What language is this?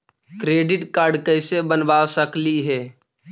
Magahi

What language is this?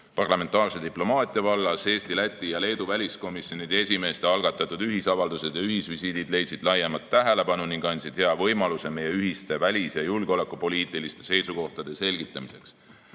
Estonian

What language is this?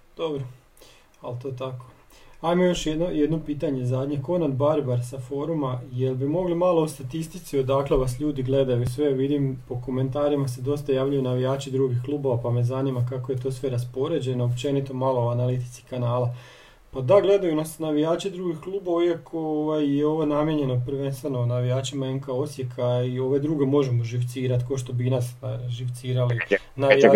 Croatian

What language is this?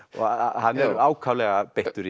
Icelandic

